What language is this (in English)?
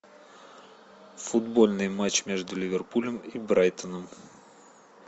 Russian